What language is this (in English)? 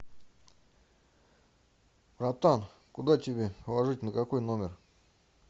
Russian